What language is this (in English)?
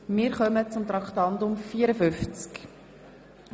Swiss German